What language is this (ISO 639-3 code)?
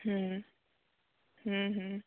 sat